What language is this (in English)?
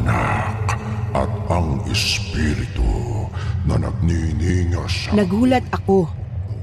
Filipino